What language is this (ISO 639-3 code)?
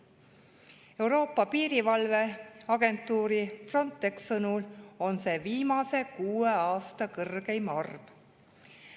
est